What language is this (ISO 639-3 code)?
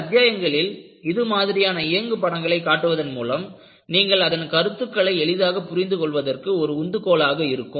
tam